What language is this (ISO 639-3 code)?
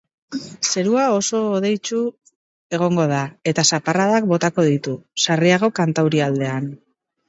eus